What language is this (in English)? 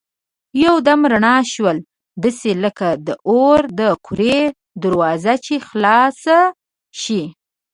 Pashto